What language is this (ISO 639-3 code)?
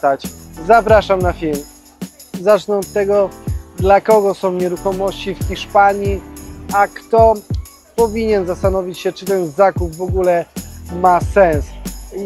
pol